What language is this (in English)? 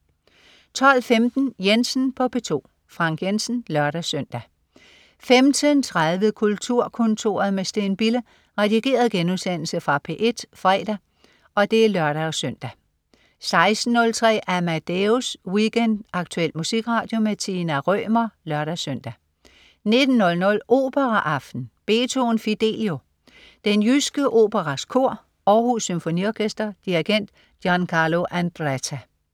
Danish